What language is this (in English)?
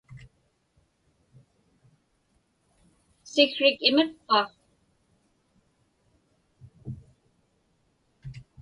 Inupiaq